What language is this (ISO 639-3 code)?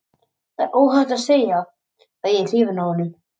isl